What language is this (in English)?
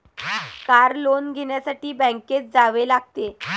Marathi